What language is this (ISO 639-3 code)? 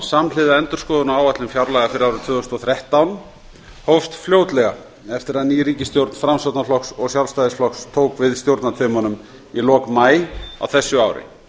isl